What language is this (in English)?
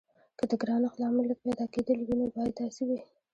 Pashto